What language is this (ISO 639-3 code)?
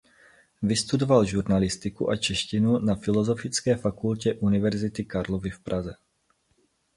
ces